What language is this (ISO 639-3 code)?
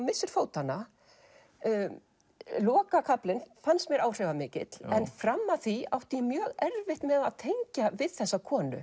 isl